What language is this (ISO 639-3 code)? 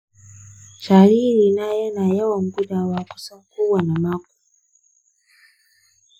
hau